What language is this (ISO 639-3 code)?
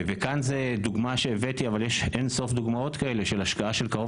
heb